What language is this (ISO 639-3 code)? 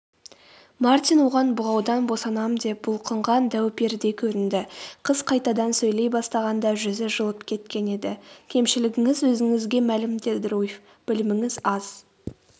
kaz